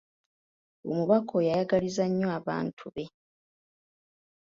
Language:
Ganda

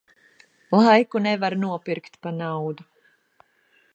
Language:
Latvian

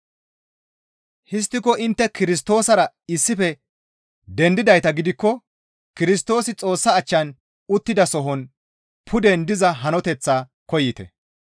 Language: Gamo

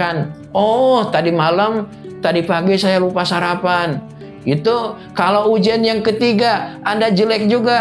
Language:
Indonesian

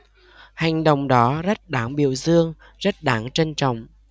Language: Vietnamese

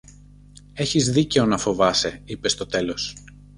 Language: Greek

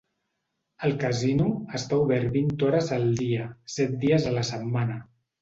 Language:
Catalan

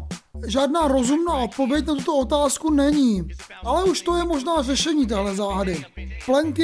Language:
Czech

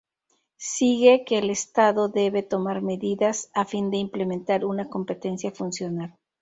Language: Spanish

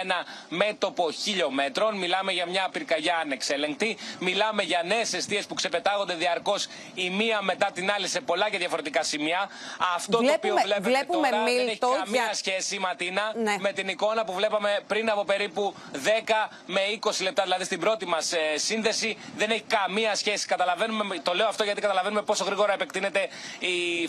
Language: Greek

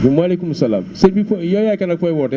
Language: Wolof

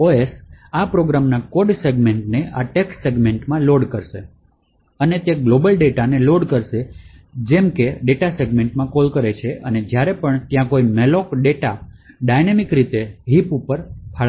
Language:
Gujarati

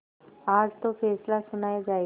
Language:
Hindi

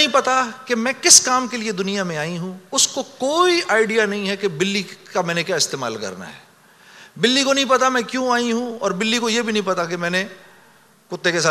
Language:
Urdu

